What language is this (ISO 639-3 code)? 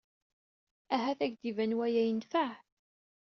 kab